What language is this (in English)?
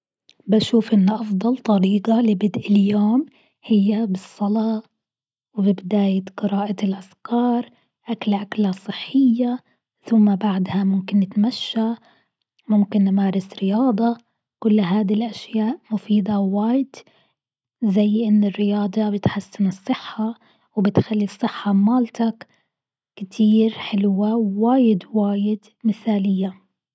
Gulf Arabic